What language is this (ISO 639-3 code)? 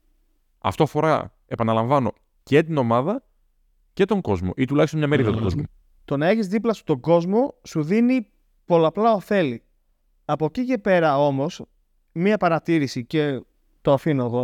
ell